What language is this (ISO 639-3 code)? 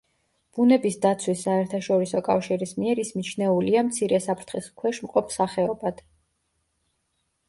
kat